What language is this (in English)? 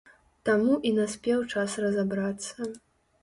Belarusian